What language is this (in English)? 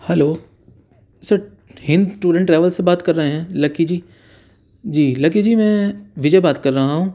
Urdu